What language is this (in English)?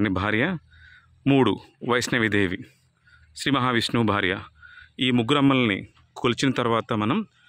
Telugu